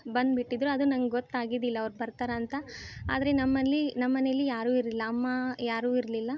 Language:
Kannada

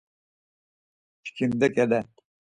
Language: Laz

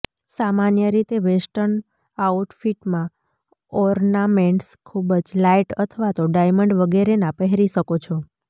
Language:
Gujarati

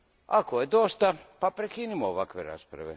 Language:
Croatian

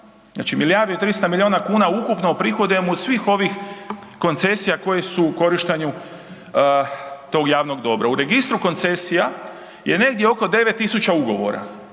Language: Croatian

